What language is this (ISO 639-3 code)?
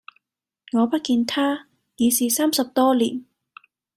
yue